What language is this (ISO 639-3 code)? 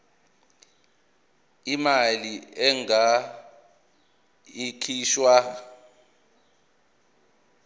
zul